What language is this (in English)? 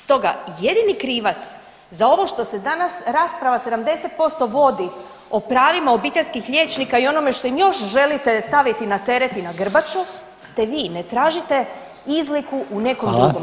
Croatian